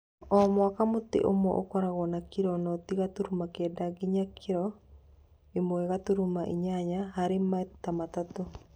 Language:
Kikuyu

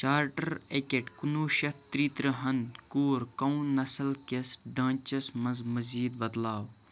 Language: Kashmiri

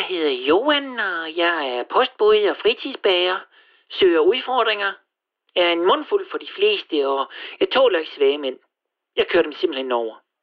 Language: Danish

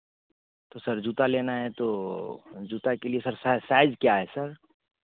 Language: Hindi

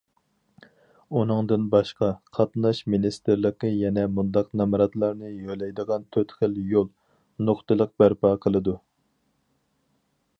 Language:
Uyghur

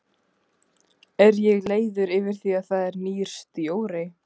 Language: Icelandic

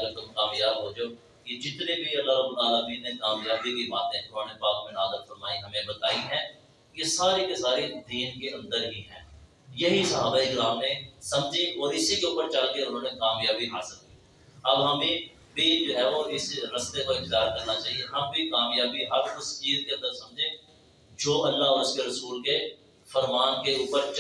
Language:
Urdu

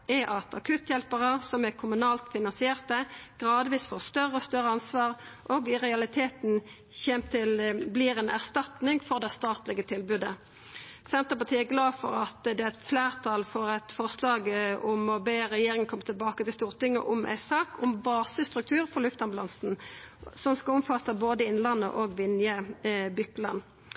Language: Norwegian Nynorsk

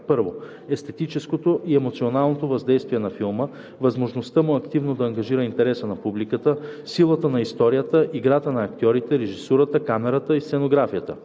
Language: Bulgarian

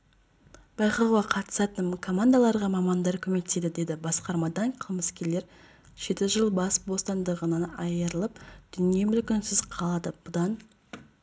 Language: Kazakh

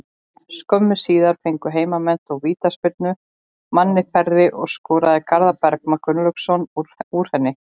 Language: Icelandic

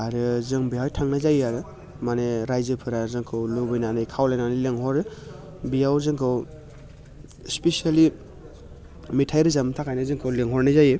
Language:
Bodo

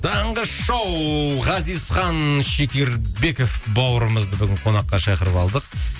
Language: Kazakh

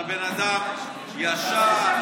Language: Hebrew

